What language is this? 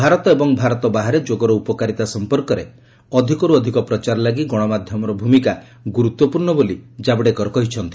Odia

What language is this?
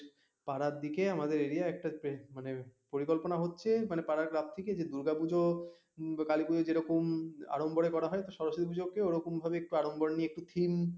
Bangla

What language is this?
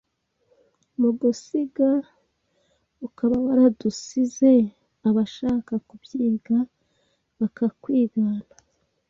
Kinyarwanda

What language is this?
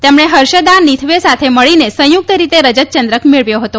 Gujarati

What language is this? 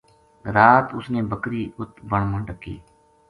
Gujari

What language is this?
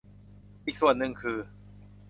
Thai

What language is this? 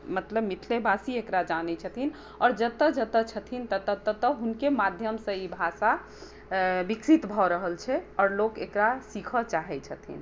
Maithili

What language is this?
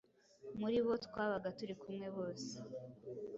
Kinyarwanda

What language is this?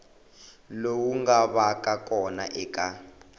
Tsonga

